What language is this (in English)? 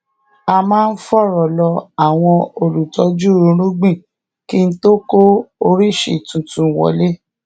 Yoruba